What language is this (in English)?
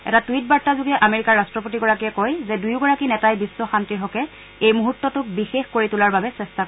Assamese